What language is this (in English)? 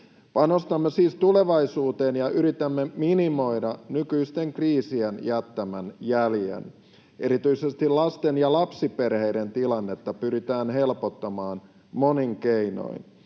Finnish